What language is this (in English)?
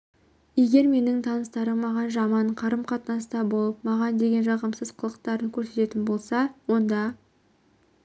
Kazakh